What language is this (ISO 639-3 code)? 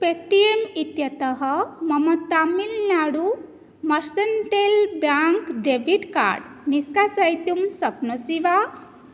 san